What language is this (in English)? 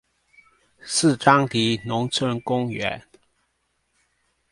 Chinese